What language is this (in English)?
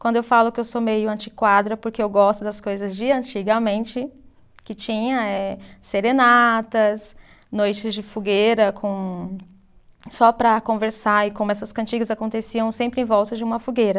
Portuguese